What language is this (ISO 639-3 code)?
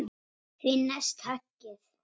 isl